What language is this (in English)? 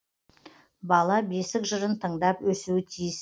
Kazakh